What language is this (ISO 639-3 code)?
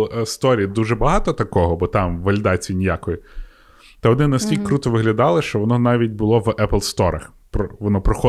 ukr